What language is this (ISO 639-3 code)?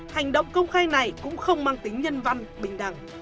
vie